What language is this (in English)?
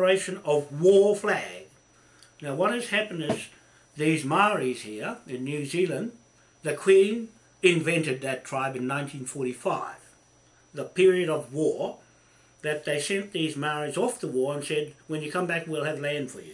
English